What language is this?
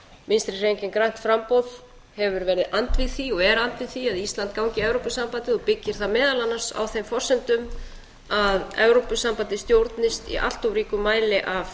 Icelandic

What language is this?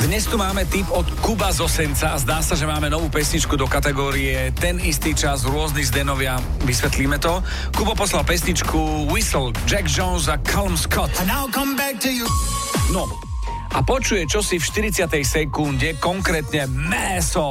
Slovak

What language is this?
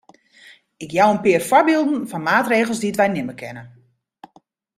Western Frisian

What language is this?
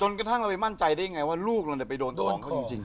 Thai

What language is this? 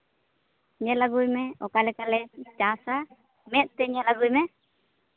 Santali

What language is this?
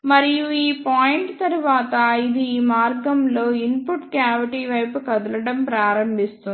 Telugu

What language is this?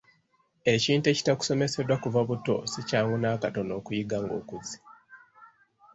Ganda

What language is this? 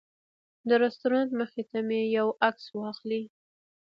Pashto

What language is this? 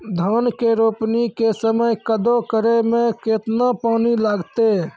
Maithili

